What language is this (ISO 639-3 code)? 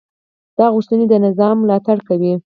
pus